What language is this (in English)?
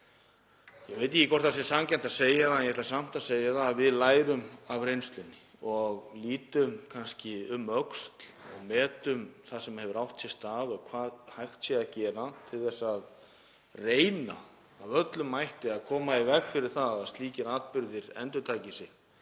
Icelandic